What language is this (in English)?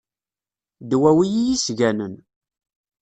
Kabyle